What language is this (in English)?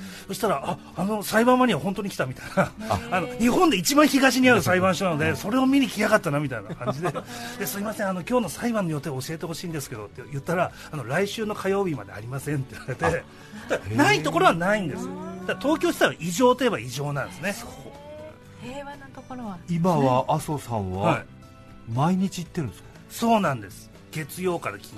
Japanese